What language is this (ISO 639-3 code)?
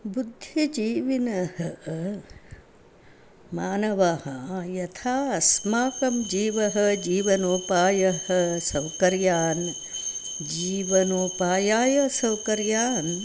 san